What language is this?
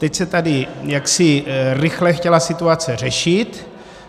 Czech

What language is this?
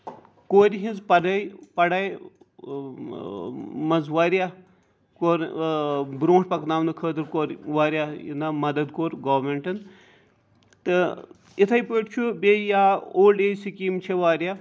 Kashmiri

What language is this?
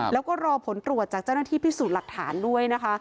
Thai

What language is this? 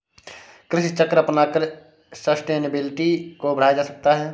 Hindi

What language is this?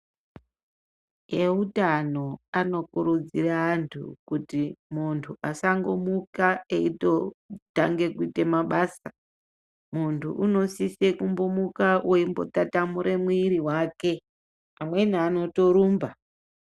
Ndau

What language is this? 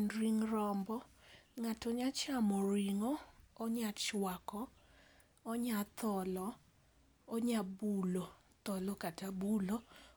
Luo (Kenya and Tanzania)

